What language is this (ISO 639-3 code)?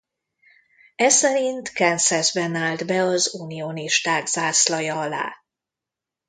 hun